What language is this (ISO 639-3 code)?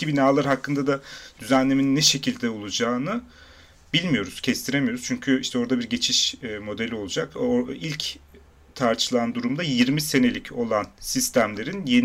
tur